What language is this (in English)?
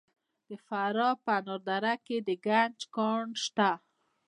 Pashto